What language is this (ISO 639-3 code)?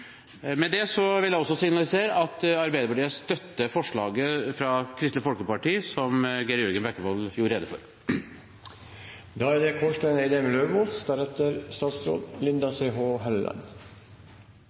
nob